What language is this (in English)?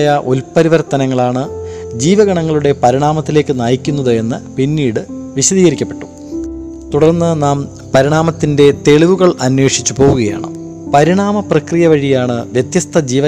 Malayalam